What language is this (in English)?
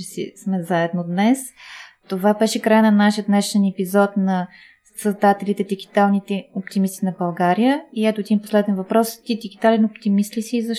Bulgarian